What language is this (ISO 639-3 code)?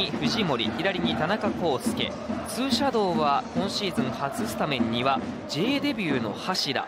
jpn